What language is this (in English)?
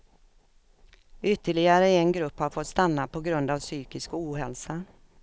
Swedish